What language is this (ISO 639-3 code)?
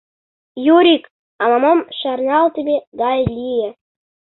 chm